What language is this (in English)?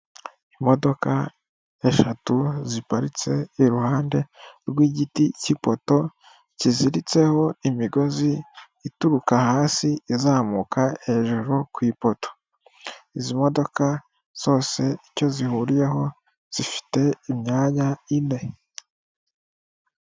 Kinyarwanda